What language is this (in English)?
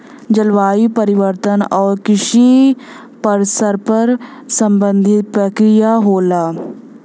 Bhojpuri